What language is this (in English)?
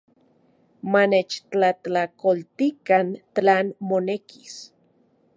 Central Puebla Nahuatl